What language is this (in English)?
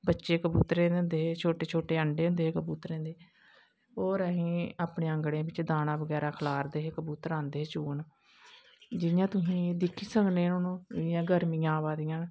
Dogri